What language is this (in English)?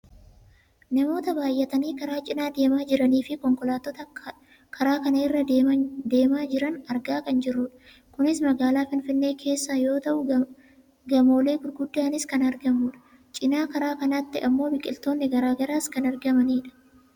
Oromo